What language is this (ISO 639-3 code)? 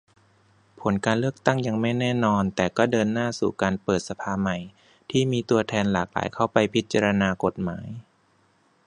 tha